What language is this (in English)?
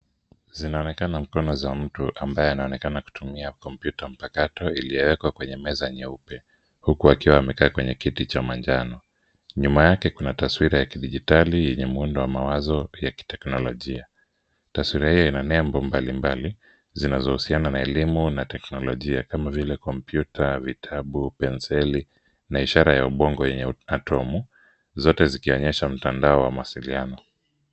Swahili